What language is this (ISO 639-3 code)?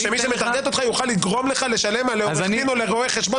heb